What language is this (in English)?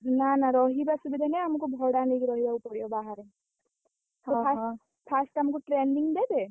Odia